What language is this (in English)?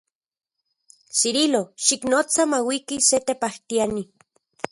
Central Puebla Nahuatl